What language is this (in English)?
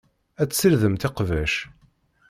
Kabyle